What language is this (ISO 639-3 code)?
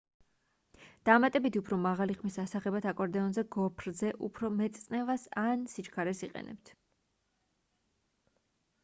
kat